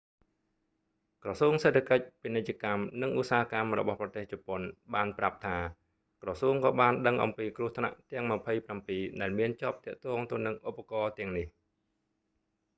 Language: Khmer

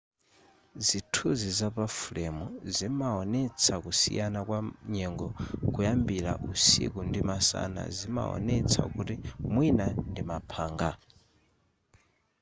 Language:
Nyanja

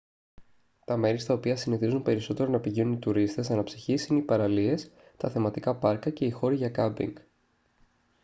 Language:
Greek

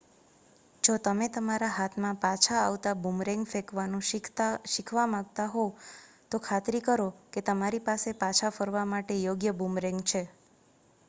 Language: Gujarati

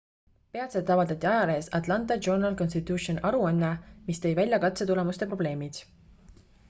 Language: Estonian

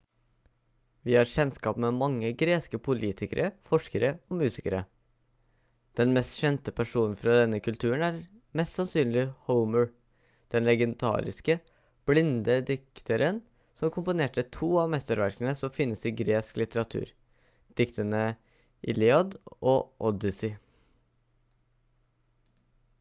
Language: Norwegian Bokmål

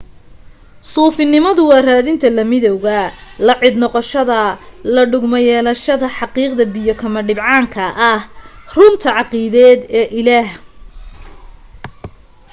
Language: Somali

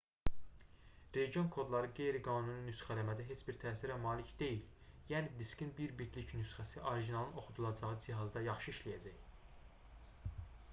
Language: Azerbaijani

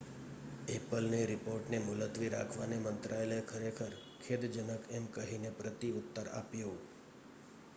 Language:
Gujarati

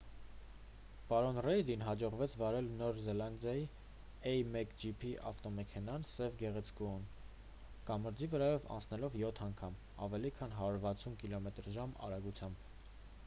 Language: Armenian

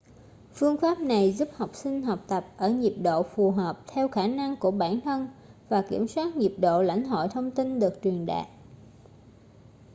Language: Vietnamese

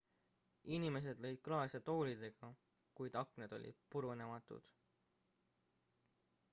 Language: Estonian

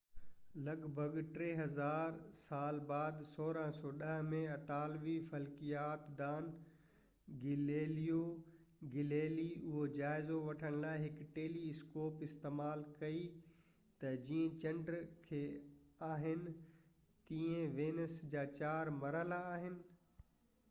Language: Sindhi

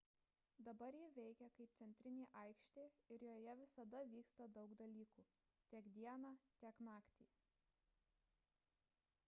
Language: Lithuanian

